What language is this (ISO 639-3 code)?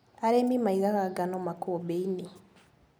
kik